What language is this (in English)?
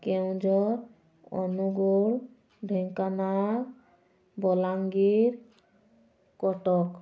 Odia